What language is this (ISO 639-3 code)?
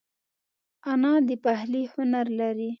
pus